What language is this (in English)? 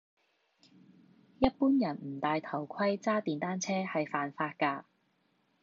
Cantonese